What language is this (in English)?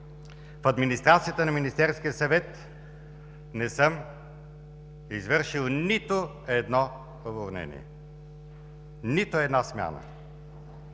Bulgarian